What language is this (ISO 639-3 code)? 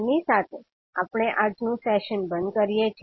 guj